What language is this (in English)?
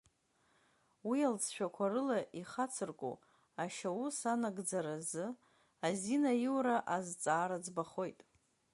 Abkhazian